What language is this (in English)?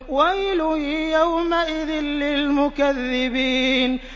Arabic